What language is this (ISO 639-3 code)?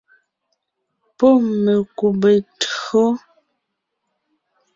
nnh